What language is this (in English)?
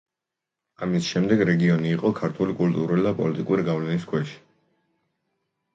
Georgian